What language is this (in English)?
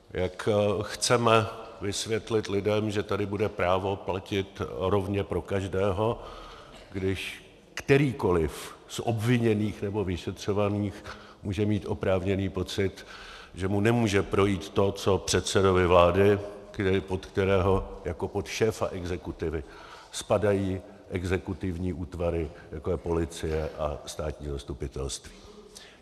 Czech